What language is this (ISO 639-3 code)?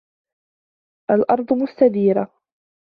ara